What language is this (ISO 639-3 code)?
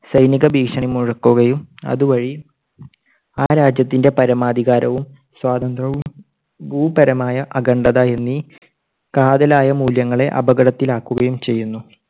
mal